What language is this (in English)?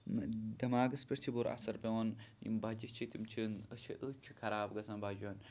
Kashmiri